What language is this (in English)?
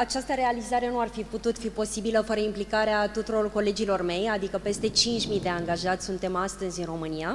Romanian